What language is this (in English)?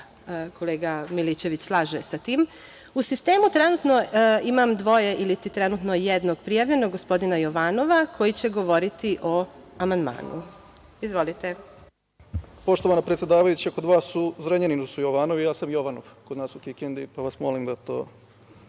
Serbian